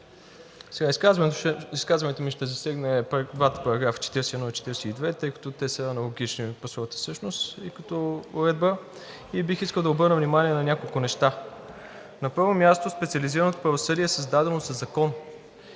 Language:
Bulgarian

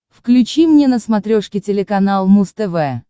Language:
Russian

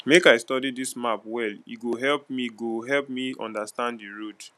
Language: Nigerian Pidgin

